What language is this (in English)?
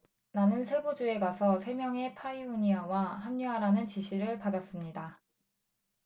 Korean